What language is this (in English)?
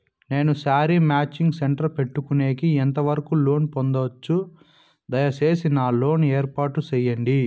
Telugu